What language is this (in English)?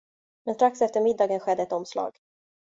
Swedish